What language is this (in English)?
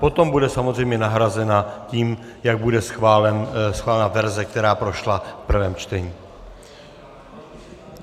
Czech